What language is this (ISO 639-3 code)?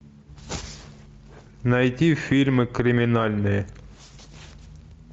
rus